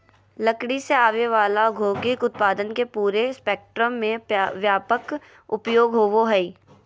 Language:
Magahi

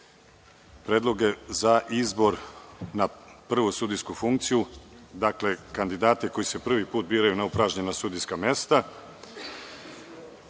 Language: Serbian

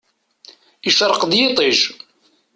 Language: Kabyle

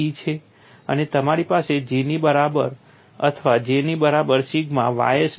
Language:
Gujarati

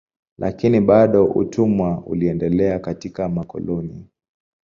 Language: Swahili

